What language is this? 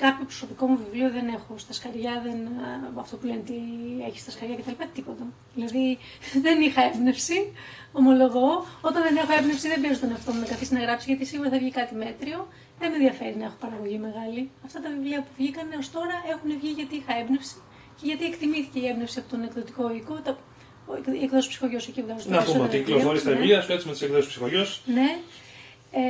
Greek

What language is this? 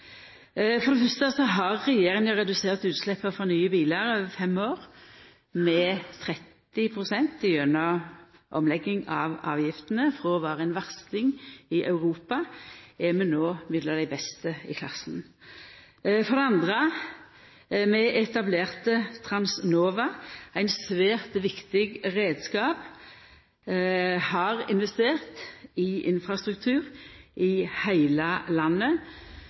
Norwegian Nynorsk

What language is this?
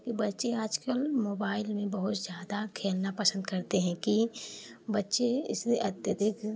Hindi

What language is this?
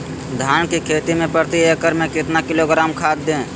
Magahi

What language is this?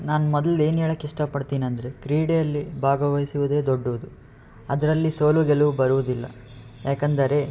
Kannada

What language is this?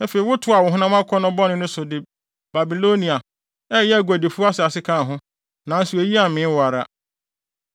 Akan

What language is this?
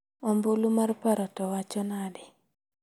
Luo (Kenya and Tanzania)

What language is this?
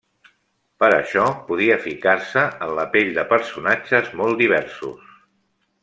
Catalan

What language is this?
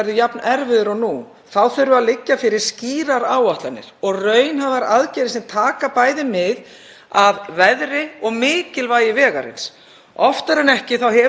Icelandic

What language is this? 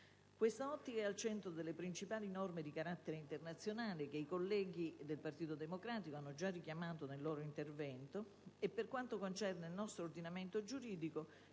Italian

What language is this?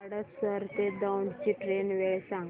Marathi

